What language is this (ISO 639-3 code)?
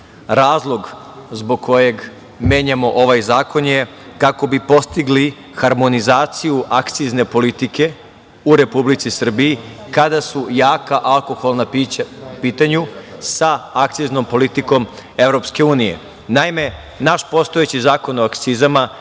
srp